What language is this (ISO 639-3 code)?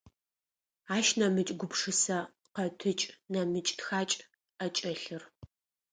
ady